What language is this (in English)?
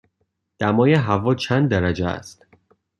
Persian